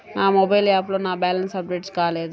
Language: Telugu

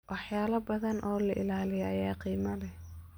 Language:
Somali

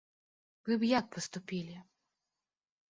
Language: Belarusian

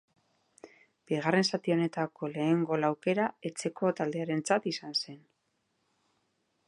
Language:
Basque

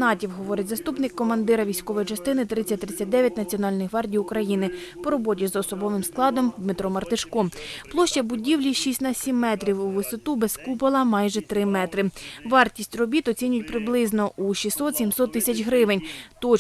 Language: Ukrainian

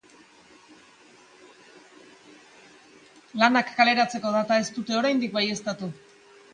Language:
Basque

